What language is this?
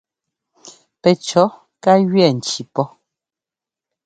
Ngomba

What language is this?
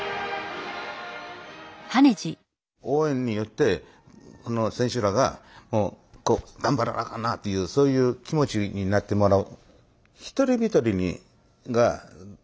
Japanese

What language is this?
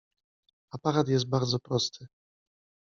Polish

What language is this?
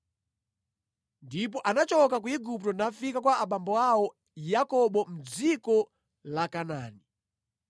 Nyanja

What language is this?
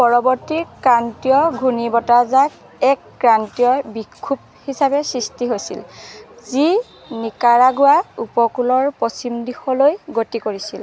Assamese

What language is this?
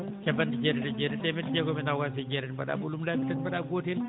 Fula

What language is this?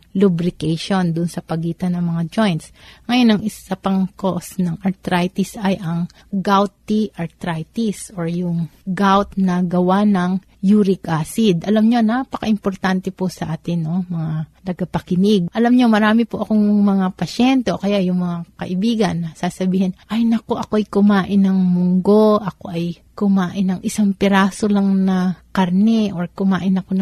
Filipino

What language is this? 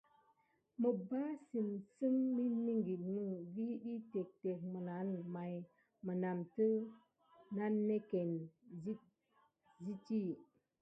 Gidar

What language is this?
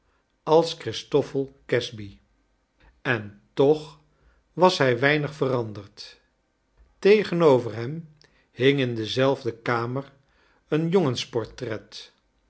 Dutch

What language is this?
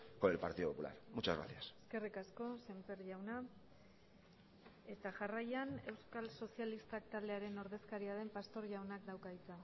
Basque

